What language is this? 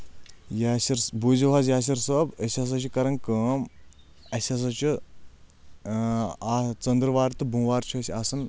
Kashmiri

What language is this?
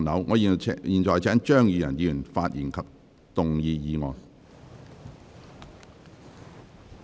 Cantonese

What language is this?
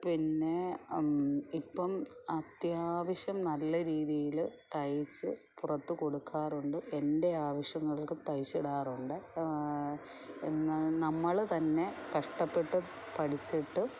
Malayalam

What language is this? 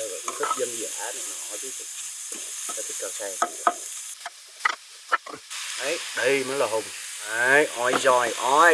Vietnamese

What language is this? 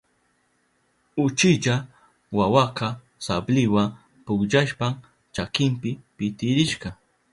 Southern Pastaza Quechua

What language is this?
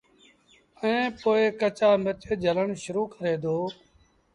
Sindhi Bhil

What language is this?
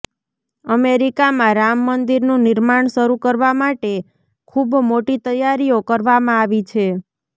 Gujarati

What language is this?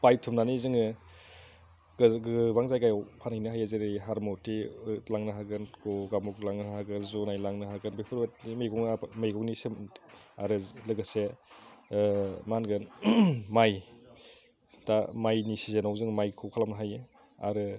Bodo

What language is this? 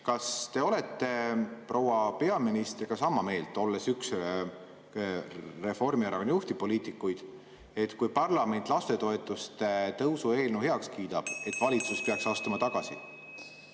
Estonian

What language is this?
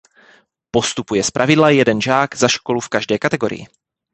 Czech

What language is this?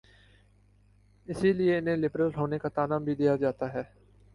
Urdu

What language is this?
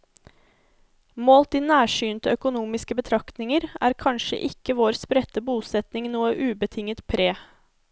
Norwegian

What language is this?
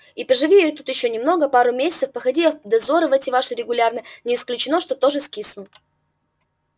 Russian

